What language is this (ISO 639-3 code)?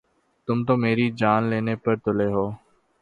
urd